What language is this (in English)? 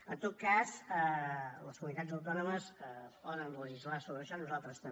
Catalan